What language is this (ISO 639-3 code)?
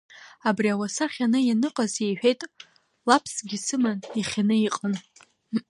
abk